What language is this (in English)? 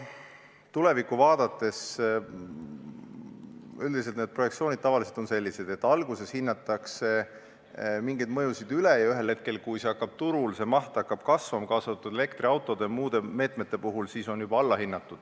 Estonian